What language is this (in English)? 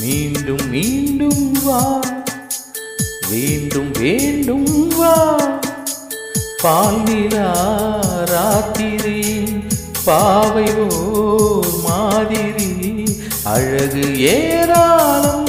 Tamil